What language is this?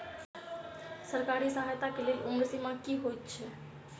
Maithili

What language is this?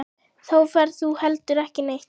Icelandic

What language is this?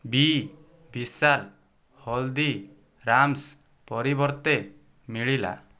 Odia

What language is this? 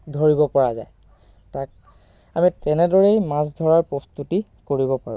Assamese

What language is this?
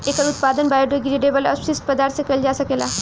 Bhojpuri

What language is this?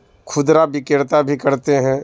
Urdu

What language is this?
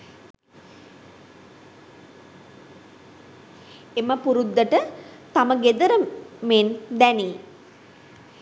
Sinhala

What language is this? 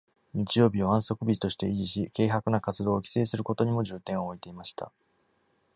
Japanese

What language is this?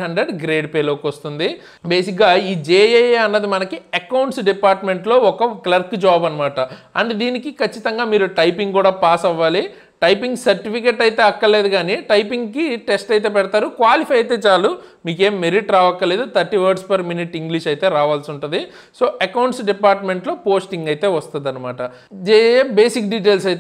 Telugu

